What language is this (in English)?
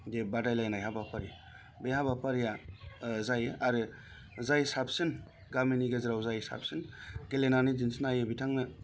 Bodo